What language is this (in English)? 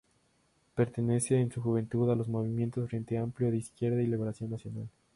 Spanish